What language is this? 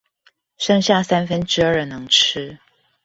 Chinese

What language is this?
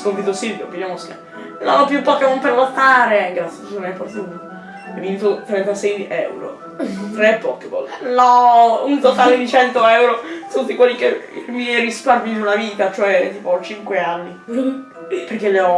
Italian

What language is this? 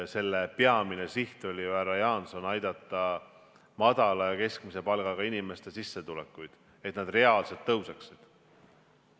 Estonian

